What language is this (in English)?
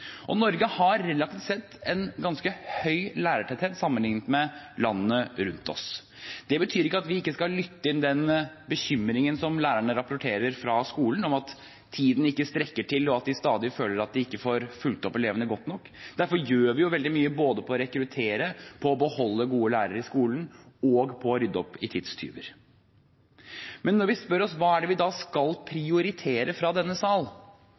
Norwegian Bokmål